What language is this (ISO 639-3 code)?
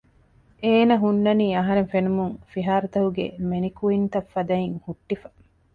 div